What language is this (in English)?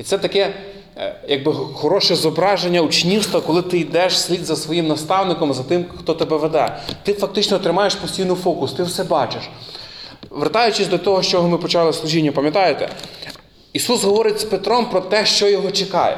Ukrainian